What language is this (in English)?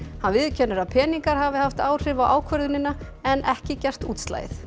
Icelandic